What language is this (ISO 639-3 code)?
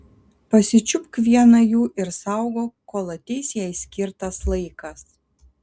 lit